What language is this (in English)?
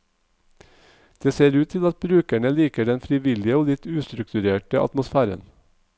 Norwegian